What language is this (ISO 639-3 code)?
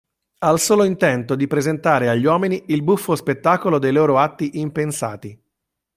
ita